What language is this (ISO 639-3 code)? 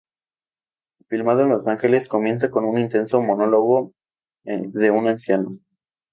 spa